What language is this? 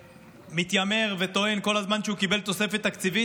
Hebrew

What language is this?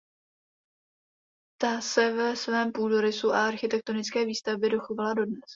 Czech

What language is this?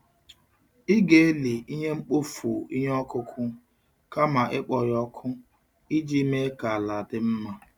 Igbo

